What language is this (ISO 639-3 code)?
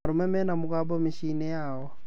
kik